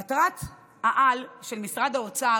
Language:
Hebrew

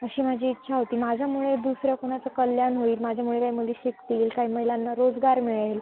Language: Marathi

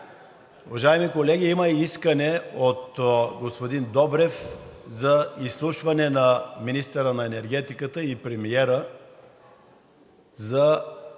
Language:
Bulgarian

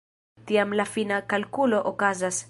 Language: Esperanto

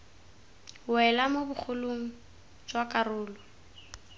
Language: Tswana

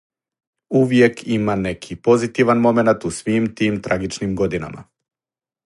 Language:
Serbian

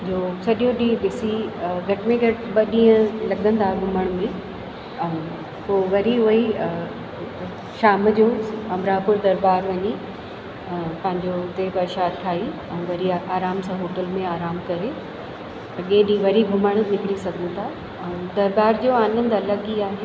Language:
Sindhi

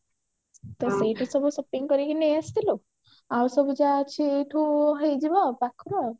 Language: Odia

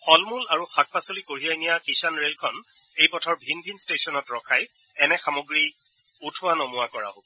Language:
Assamese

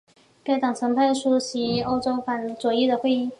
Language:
Chinese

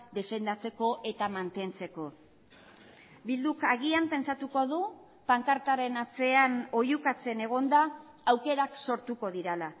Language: Basque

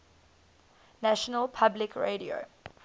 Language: English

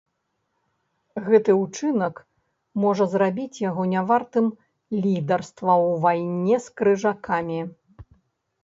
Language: Belarusian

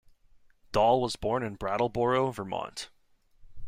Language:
English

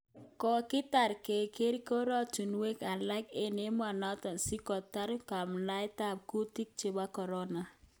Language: Kalenjin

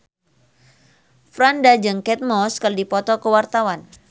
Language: Sundanese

